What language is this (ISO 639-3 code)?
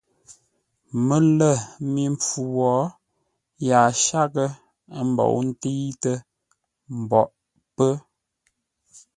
nla